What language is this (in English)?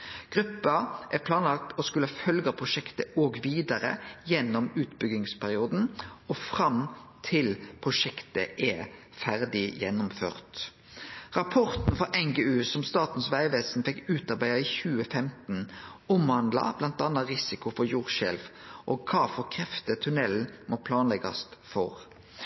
Norwegian Nynorsk